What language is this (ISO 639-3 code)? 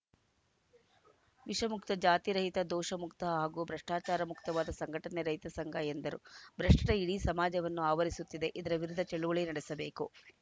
kan